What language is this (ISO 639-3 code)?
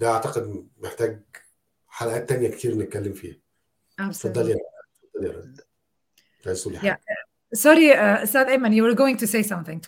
ara